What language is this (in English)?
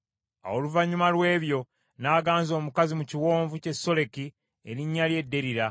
Ganda